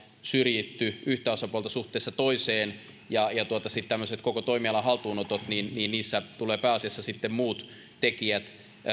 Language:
Finnish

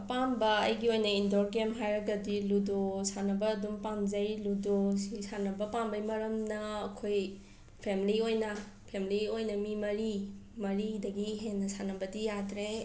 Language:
Manipuri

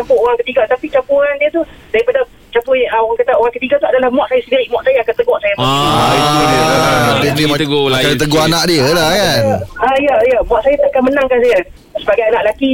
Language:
Malay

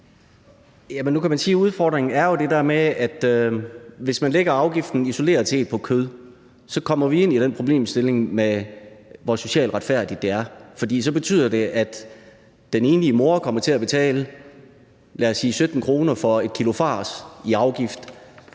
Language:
Danish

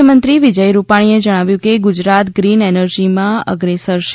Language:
Gujarati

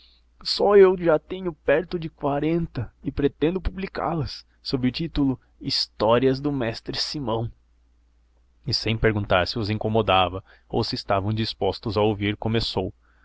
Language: Portuguese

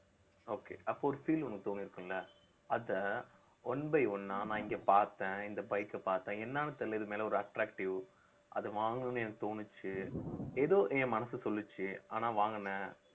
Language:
Tamil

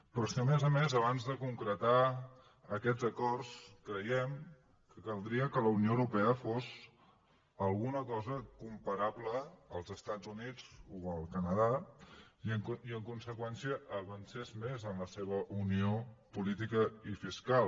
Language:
Catalan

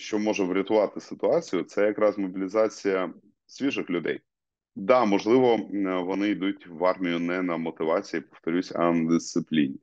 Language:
Ukrainian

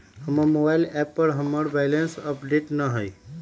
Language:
Magahi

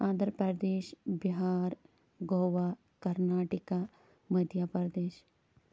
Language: Kashmiri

